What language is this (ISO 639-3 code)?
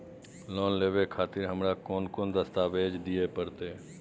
mai